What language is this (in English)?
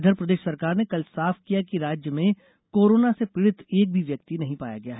Hindi